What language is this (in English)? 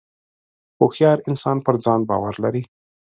Pashto